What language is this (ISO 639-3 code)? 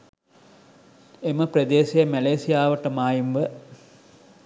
sin